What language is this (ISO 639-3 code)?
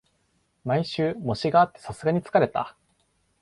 jpn